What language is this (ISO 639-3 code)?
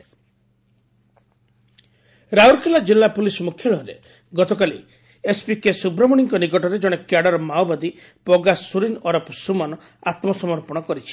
ori